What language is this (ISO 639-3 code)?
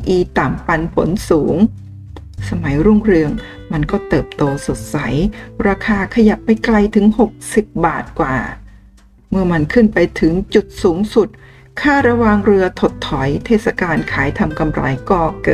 tha